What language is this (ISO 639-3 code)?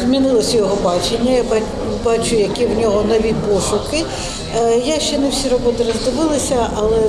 ukr